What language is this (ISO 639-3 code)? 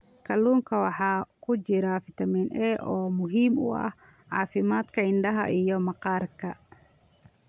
som